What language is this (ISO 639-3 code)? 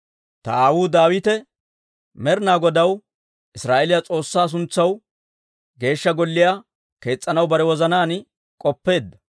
dwr